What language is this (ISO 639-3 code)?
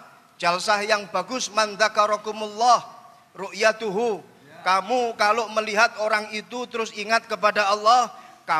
ind